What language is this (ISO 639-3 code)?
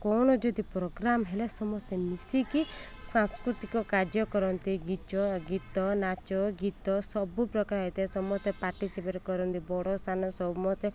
ori